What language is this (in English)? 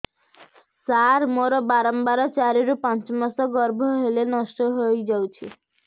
Odia